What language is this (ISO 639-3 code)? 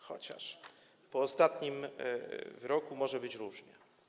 pol